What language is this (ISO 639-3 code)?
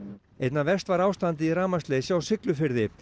isl